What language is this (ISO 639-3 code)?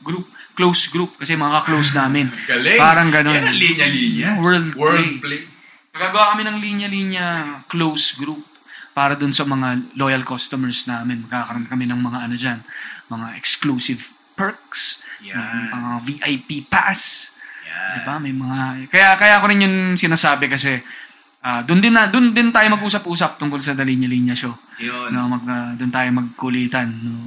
fil